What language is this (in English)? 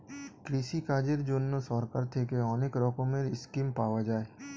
Bangla